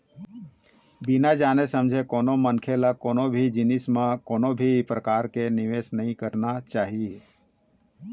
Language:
Chhattisgarhi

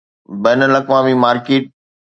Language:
Sindhi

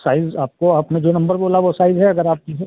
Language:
Hindi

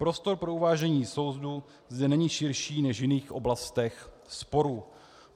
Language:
Czech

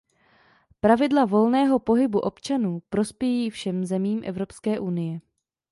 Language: Czech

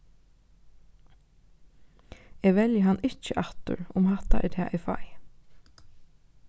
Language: Faroese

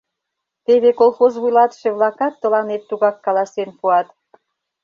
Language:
Mari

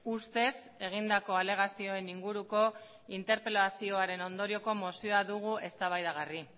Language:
Basque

